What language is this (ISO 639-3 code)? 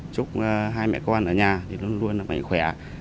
vie